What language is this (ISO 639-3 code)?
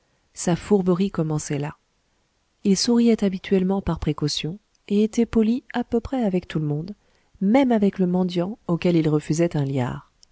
fra